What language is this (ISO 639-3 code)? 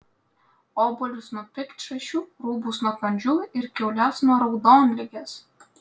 lit